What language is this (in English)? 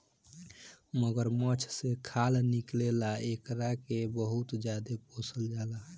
Bhojpuri